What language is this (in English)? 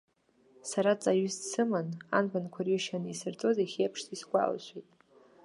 Abkhazian